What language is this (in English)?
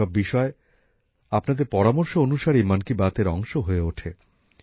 Bangla